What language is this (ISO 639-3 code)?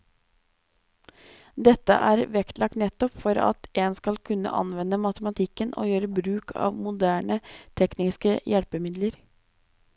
nor